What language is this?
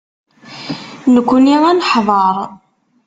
Kabyle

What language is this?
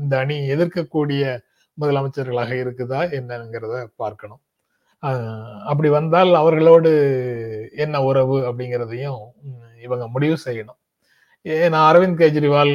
Tamil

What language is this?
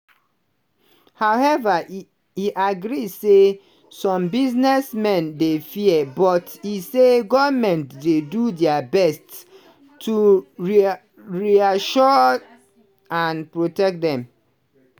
Nigerian Pidgin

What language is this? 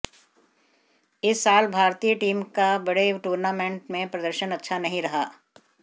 Hindi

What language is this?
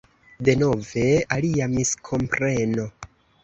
Esperanto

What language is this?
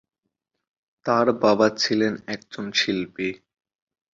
Bangla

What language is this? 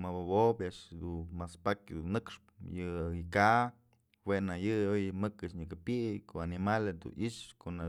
Mazatlán Mixe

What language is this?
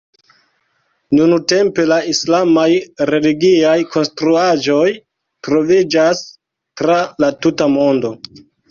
Esperanto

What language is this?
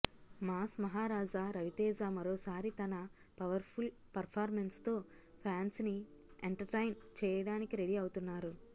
Telugu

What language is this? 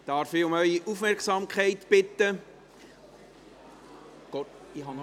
Swiss German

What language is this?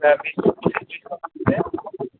Assamese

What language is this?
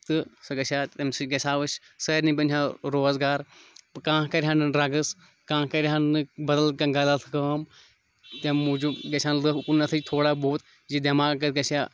Kashmiri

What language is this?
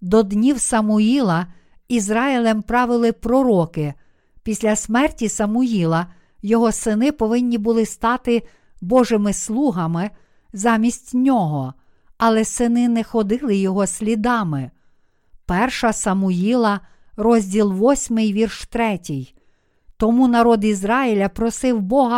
Ukrainian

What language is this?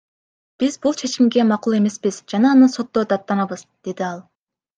Kyrgyz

